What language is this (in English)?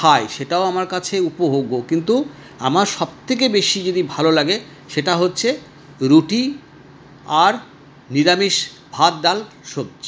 Bangla